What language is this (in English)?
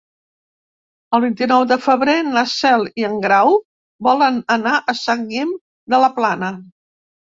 Catalan